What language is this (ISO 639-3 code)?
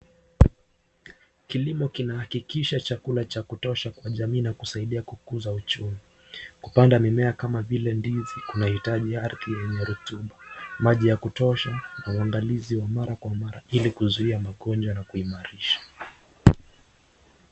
swa